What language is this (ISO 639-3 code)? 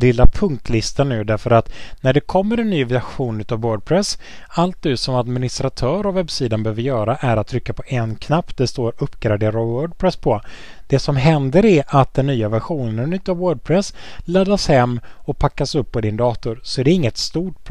swe